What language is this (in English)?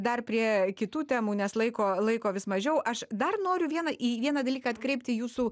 Lithuanian